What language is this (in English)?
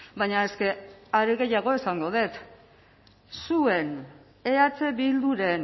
Basque